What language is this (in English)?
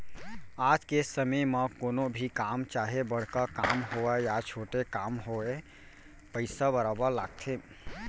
Chhattisgarhi